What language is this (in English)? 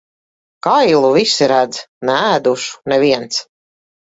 Latvian